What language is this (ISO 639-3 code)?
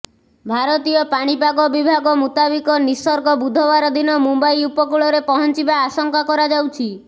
ori